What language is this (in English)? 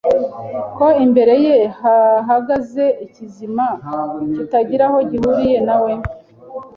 Kinyarwanda